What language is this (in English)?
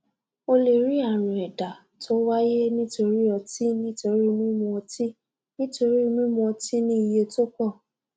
Yoruba